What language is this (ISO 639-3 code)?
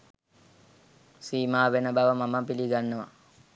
sin